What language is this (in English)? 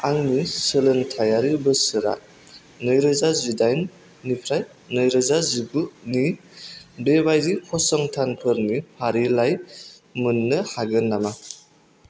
Bodo